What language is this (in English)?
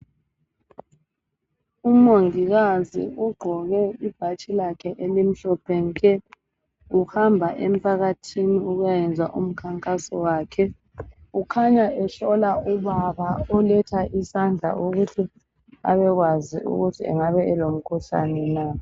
North Ndebele